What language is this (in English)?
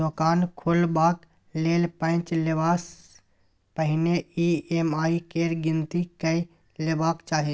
Maithili